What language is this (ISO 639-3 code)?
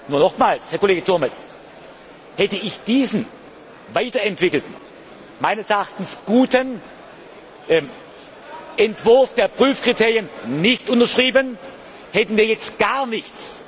deu